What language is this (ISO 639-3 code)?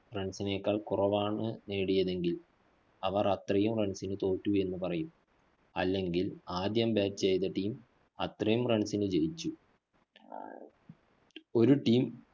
mal